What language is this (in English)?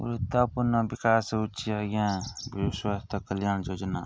Odia